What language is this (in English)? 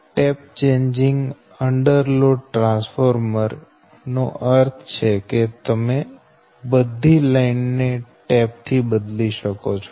Gujarati